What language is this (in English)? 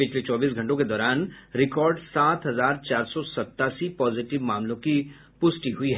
Hindi